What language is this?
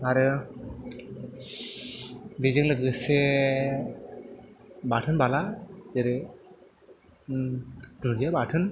Bodo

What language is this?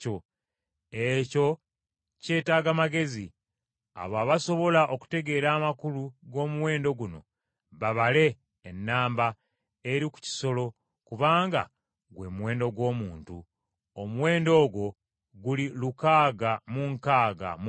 Ganda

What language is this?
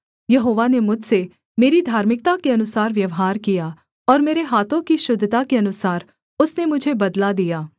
Hindi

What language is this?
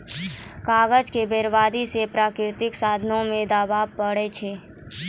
Maithili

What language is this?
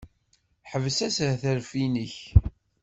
Kabyle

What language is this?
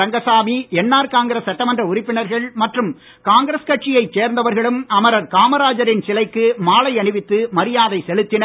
Tamil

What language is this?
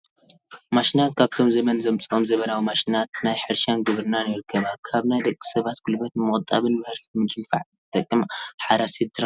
Tigrinya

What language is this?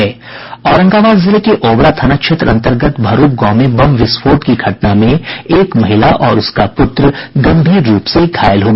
Hindi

